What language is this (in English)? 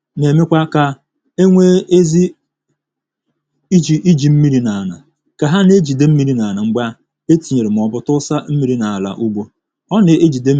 Igbo